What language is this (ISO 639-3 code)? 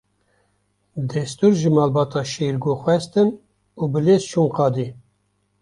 kur